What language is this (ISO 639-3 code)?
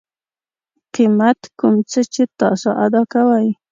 pus